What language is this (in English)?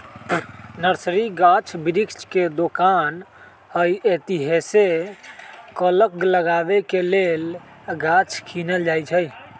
Magahi